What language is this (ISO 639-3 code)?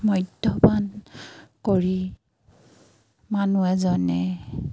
asm